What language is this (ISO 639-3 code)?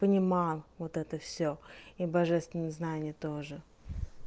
rus